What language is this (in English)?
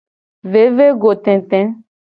Gen